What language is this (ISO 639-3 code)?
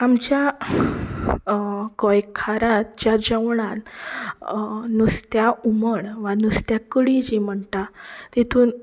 kok